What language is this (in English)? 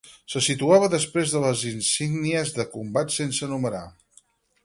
Catalan